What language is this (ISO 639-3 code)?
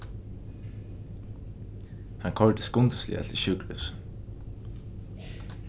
fao